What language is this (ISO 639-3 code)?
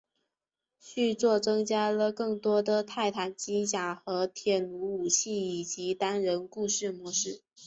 zho